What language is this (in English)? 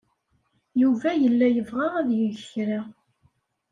Kabyle